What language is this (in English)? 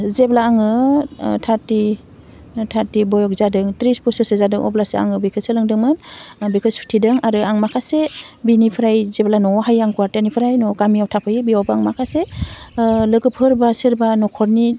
Bodo